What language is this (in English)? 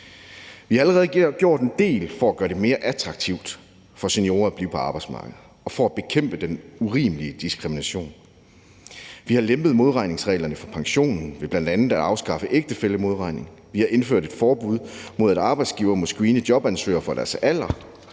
Danish